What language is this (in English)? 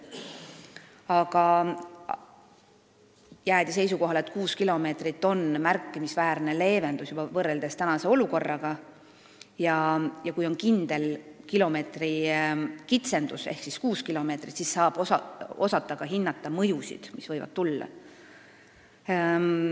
Estonian